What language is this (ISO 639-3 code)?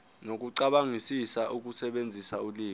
zul